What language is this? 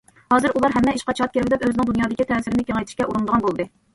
Uyghur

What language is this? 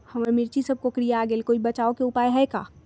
Magahi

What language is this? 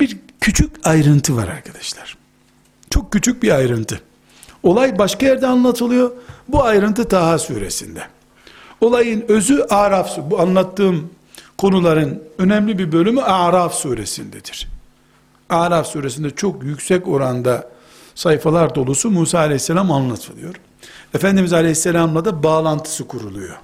Turkish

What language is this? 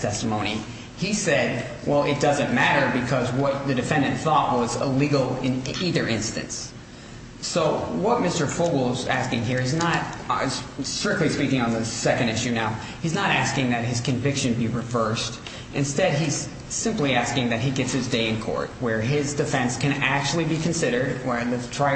English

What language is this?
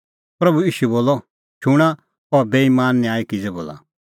Kullu Pahari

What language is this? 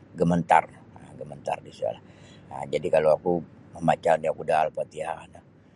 Sabah Bisaya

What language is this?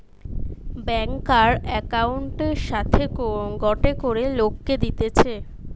Bangla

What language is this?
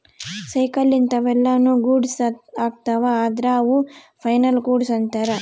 Kannada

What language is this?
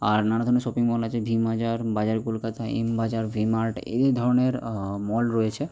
Bangla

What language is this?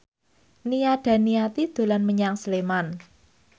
Javanese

